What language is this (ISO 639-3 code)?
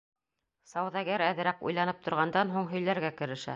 bak